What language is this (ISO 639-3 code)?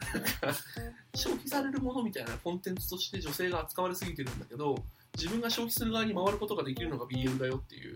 jpn